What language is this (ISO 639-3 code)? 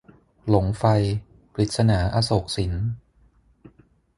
tha